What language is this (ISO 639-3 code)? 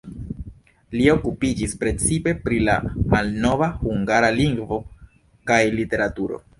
epo